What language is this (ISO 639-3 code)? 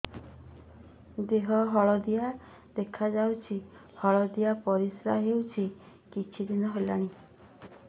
ori